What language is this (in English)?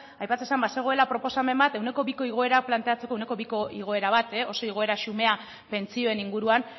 Basque